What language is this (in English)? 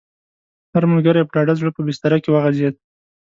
Pashto